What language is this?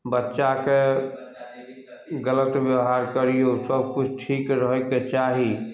Maithili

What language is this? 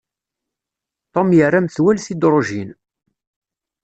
Kabyle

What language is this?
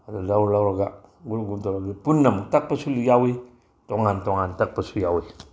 Manipuri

